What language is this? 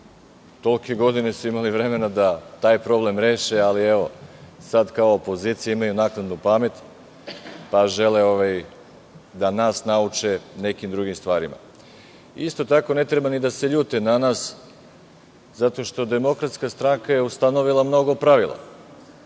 Serbian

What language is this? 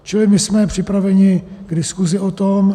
Czech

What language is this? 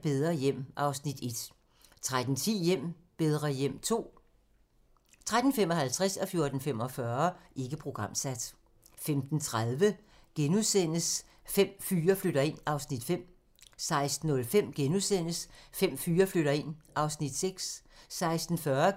Danish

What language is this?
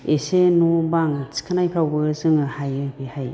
Bodo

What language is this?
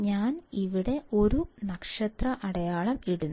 Malayalam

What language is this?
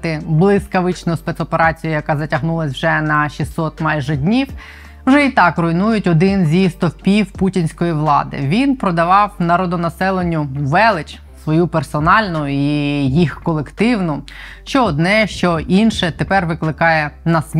Ukrainian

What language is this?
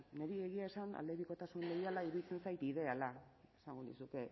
Basque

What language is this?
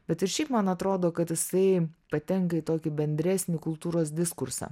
Lithuanian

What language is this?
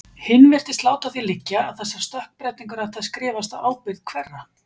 Icelandic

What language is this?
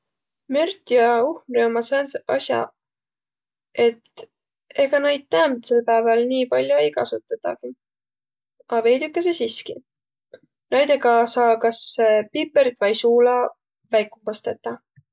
Võro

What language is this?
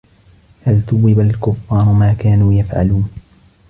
Arabic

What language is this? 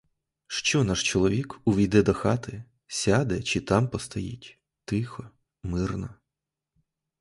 Ukrainian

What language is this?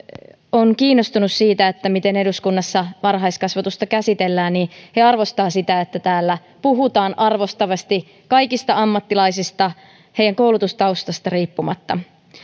Finnish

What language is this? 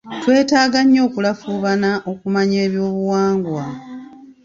Ganda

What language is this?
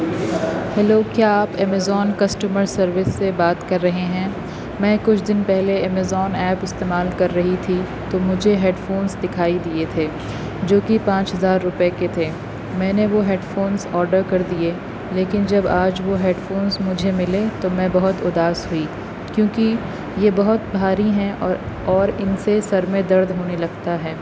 Urdu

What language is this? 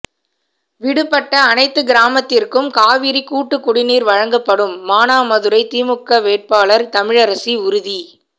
Tamil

